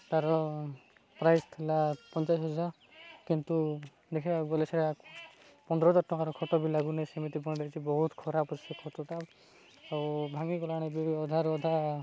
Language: Odia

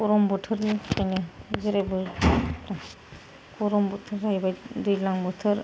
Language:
Bodo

